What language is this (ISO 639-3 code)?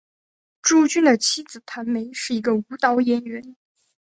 zho